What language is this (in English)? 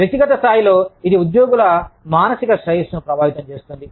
Telugu